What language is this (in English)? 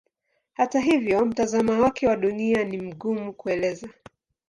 Swahili